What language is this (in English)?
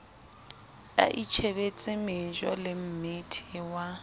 Southern Sotho